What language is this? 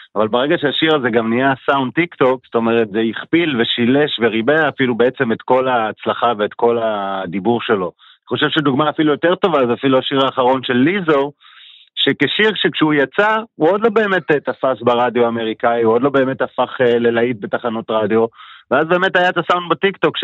Hebrew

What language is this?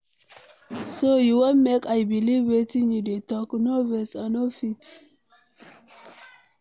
Nigerian Pidgin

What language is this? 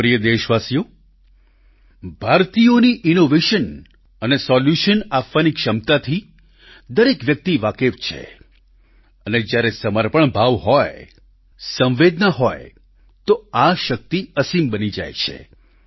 Gujarati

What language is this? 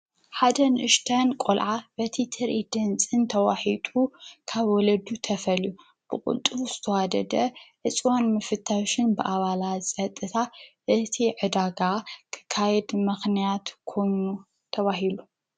Tigrinya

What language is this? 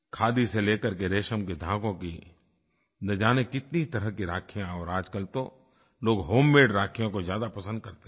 Hindi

